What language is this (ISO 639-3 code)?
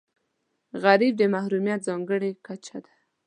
pus